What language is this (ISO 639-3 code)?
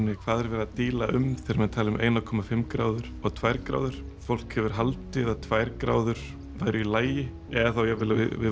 isl